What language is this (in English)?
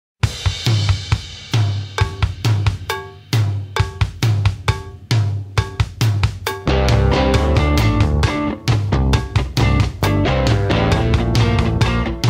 Arabic